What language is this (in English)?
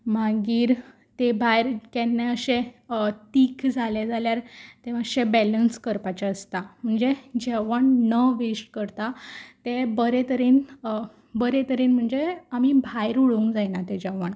Konkani